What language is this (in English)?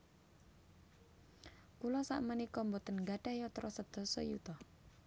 Javanese